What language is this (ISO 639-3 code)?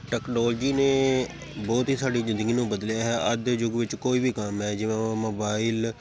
pan